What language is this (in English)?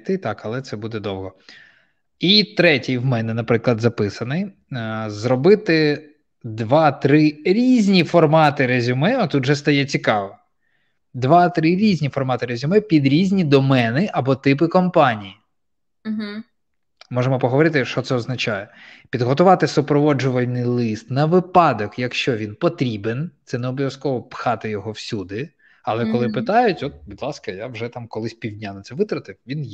Ukrainian